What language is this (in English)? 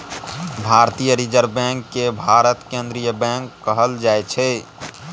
Maithili